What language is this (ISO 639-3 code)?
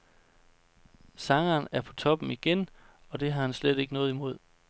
dan